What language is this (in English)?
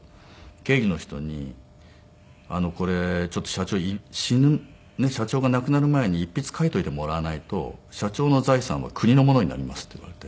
Japanese